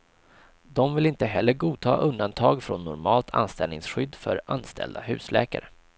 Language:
Swedish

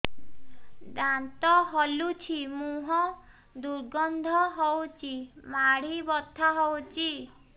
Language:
Odia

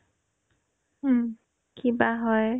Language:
Assamese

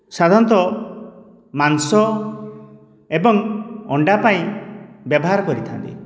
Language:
Odia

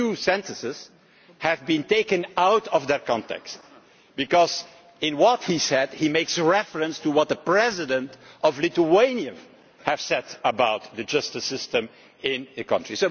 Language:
English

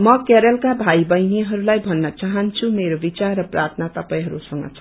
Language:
Nepali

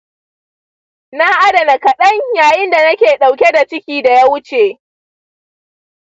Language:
Hausa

